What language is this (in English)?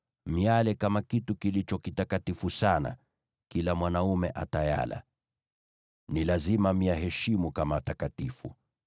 Swahili